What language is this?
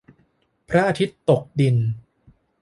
Thai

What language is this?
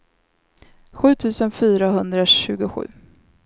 Swedish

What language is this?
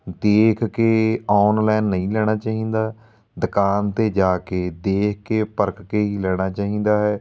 Punjabi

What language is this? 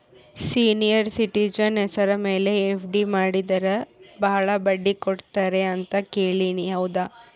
Kannada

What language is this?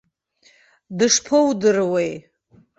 Abkhazian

